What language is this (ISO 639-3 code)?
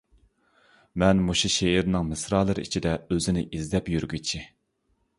uig